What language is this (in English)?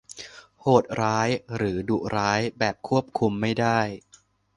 Thai